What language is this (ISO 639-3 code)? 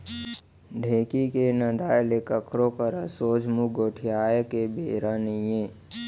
hne